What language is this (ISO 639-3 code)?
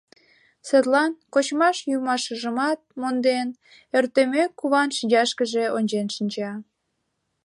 chm